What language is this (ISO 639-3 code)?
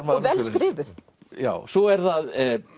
isl